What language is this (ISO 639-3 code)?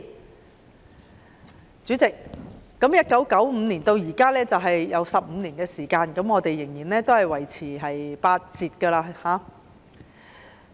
yue